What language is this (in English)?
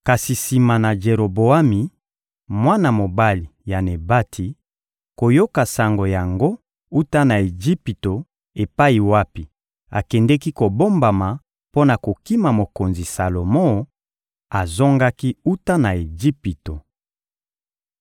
Lingala